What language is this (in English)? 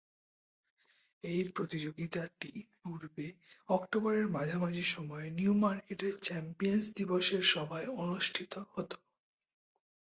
Bangla